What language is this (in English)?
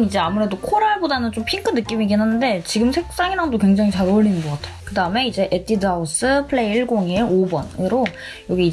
Korean